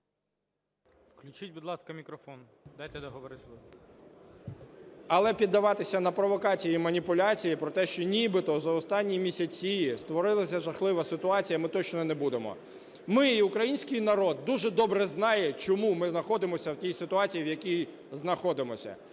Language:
Ukrainian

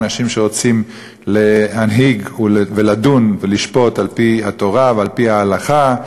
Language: Hebrew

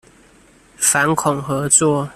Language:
Chinese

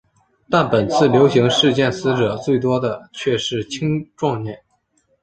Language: Chinese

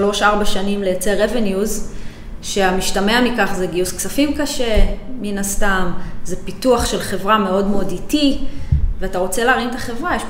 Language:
Hebrew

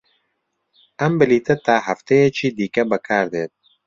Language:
Central Kurdish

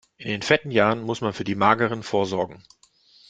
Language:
German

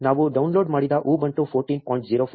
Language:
Kannada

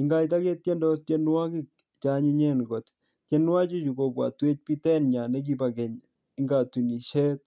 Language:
Kalenjin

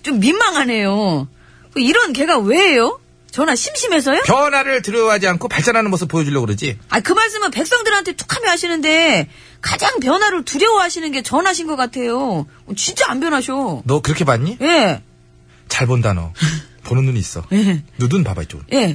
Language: Korean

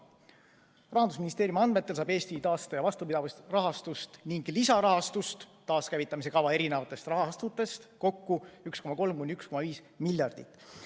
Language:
Estonian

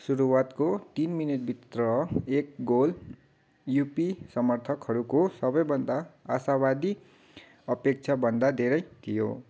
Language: Nepali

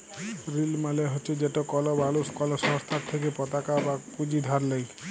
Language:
Bangla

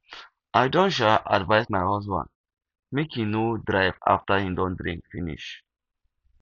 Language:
Nigerian Pidgin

